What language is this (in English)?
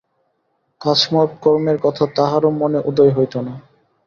Bangla